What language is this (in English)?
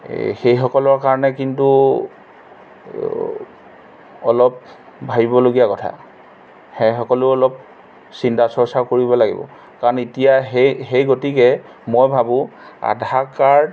Assamese